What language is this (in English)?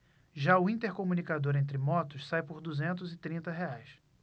Portuguese